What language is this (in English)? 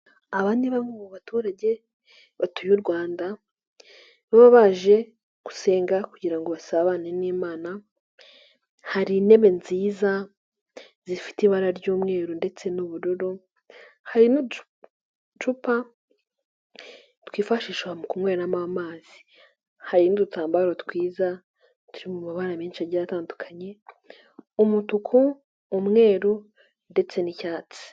Kinyarwanda